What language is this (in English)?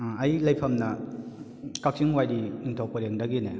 Manipuri